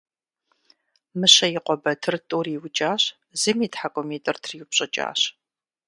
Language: Kabardian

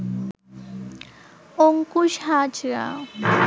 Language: Bangla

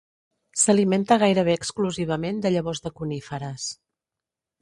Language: Catalan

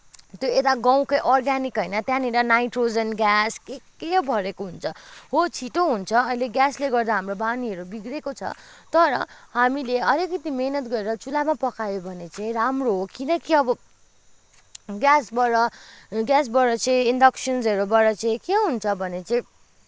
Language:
Nepali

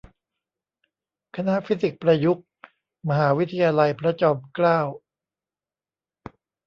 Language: Thai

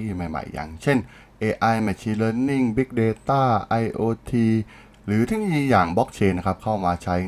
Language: Thai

